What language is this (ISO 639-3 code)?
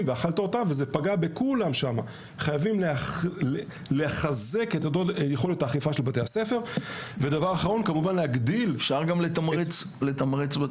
heb